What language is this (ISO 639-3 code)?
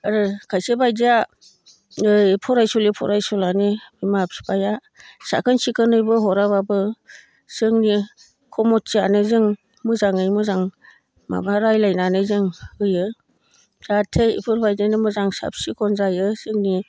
brx